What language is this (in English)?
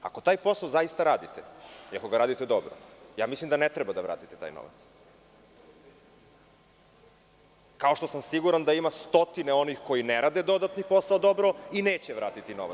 Serbian